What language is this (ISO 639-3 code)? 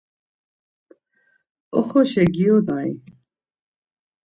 lzz